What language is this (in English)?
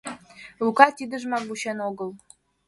Mari